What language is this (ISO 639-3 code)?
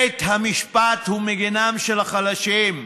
heb